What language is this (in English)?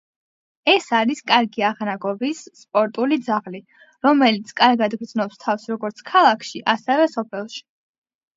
Georgian